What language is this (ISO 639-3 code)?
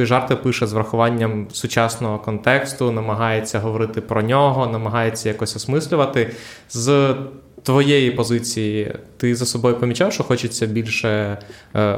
ukr